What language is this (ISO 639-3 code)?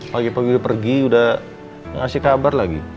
ind